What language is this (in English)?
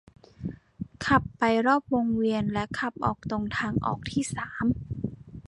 Thai